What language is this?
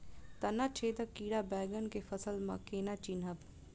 Maithili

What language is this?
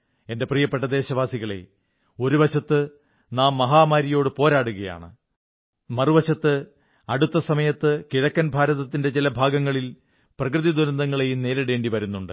Malayalam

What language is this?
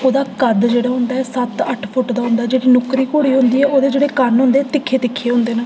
Dogri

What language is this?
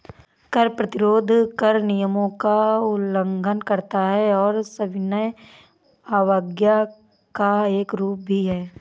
Hindi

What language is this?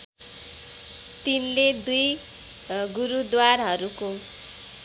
Nepali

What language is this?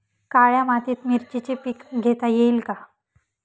Marathi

